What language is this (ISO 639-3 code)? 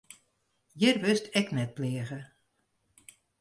fry